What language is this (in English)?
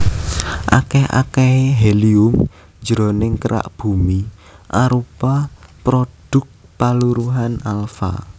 Javanese